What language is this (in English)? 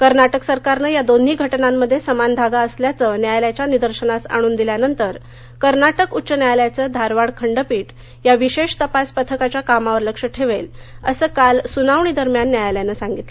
Marathi